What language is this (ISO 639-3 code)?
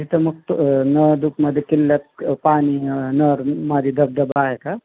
mar